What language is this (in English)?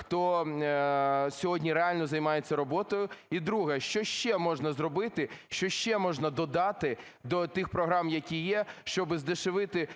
Ukrainian